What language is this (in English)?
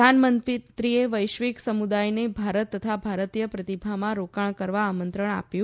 Gujarati